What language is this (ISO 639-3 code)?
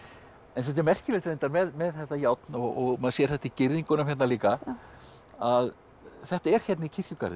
isl